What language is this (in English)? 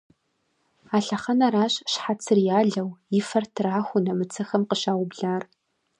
Kabardian